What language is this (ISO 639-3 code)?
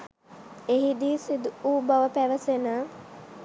sin